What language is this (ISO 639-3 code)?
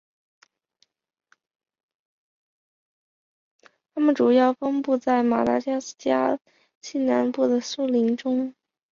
zho